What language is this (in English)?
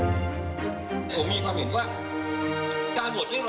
Thai